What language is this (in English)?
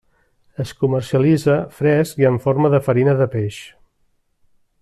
Catalan